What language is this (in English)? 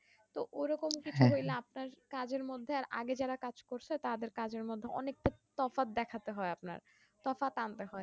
Bangla